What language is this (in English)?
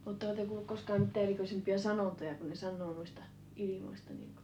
Finnish